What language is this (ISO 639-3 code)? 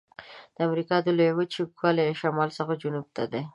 pus